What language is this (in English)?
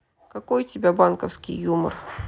Russian